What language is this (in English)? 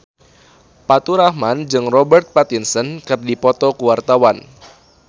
Sundanese